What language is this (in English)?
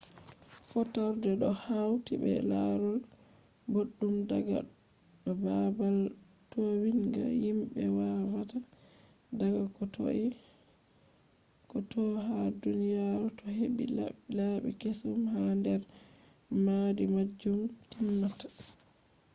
Fula